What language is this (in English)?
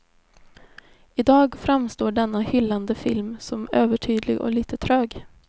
Swedish